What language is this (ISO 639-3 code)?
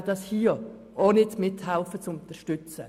gsw